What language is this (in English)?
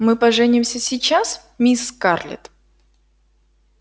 Russian